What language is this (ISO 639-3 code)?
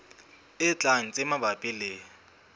sot